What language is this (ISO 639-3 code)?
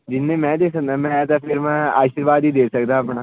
pan